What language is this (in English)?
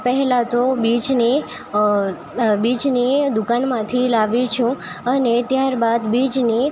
Gujarati